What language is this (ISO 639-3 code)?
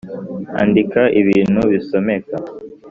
kin